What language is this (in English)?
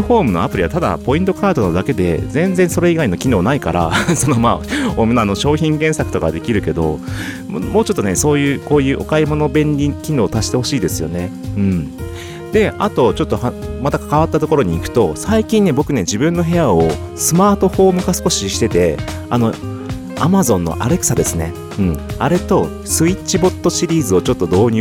Japanese